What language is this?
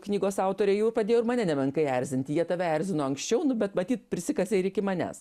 Lithuanian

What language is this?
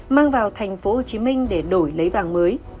Vietnamese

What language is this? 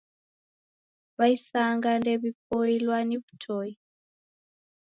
Taita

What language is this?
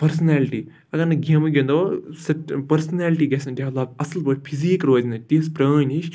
Kashmiri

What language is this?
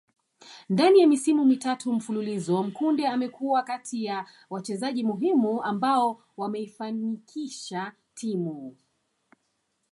Swahili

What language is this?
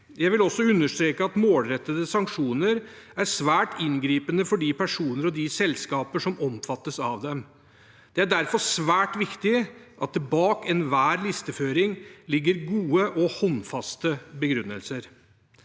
Norwegian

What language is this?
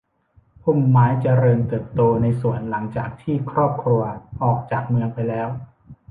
Thai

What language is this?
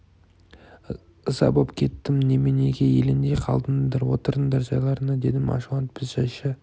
Kazakh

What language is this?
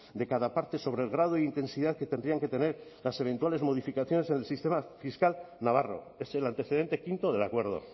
Spanish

